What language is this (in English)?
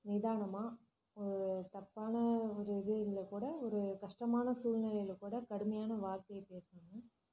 Tamil